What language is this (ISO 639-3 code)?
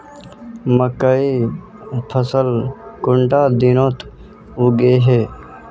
mag